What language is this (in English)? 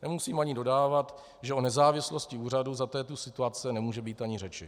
Czech